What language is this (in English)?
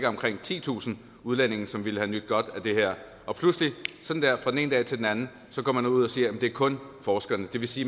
Danish